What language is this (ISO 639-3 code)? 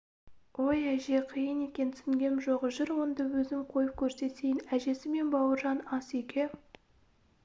kaz